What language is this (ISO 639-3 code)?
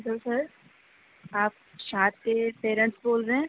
urd